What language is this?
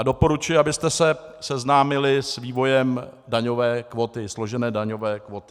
Czech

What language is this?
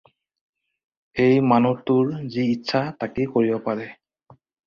Assamese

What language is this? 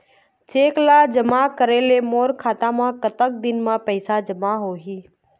Chhattisgarhi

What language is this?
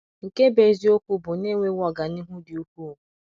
Igbo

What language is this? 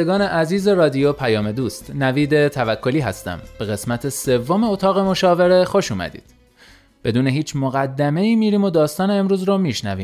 Persian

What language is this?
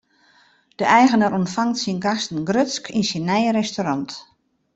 Western Frisian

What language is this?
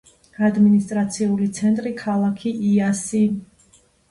Georgian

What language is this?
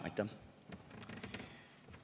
Estonian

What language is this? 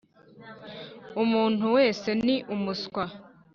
Kinyarwanda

